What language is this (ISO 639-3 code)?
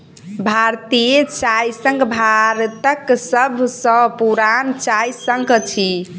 mai